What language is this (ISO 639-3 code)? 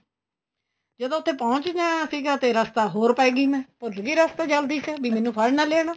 pan